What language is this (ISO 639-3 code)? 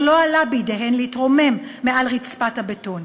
heb